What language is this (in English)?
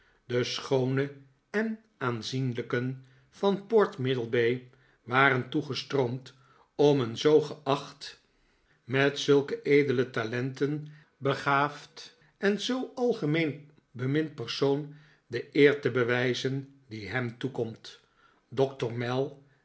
Dutch